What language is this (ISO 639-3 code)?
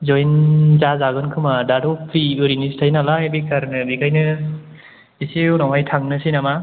brx